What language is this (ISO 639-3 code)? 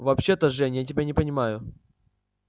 rus